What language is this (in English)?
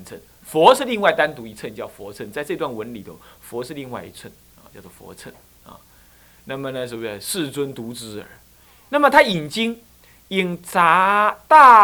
Chinese